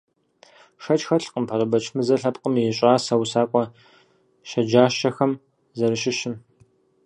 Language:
Kabardian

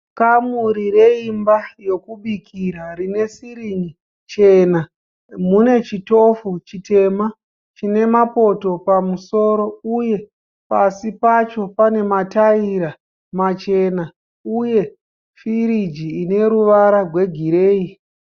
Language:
Shona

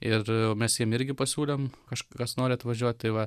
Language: Lithuanian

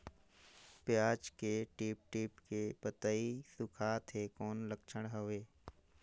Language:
Chhattisgarhi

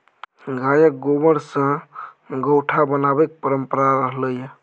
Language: Maithili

